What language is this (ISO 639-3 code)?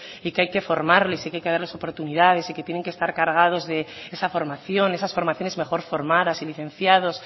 spa